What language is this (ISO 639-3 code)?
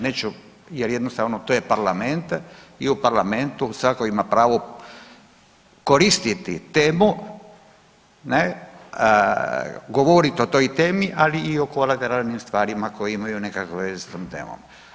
hrv